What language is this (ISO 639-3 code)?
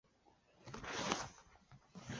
zho